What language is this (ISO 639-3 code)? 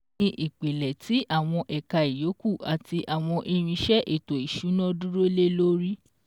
yor